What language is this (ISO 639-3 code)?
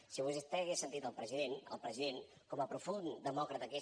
cat